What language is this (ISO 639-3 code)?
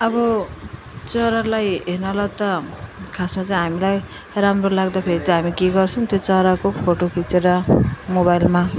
nep